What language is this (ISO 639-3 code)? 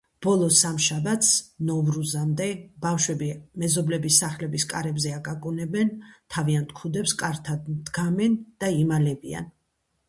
kat